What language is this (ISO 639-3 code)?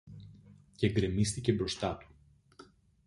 ell